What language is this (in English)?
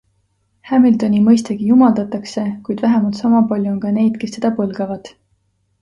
Estonian